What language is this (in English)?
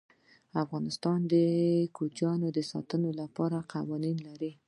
Pashto